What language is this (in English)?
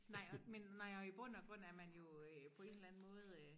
Danish